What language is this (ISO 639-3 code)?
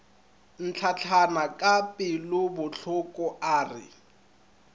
nso